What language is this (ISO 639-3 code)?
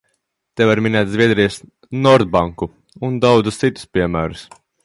lav